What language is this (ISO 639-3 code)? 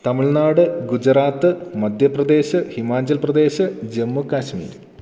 mal